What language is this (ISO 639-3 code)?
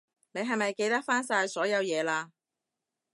yue